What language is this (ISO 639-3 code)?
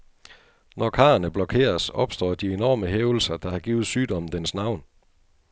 dan